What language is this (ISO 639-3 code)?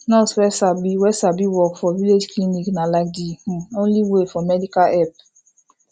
pcm